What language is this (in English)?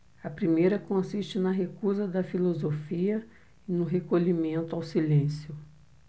Portuguese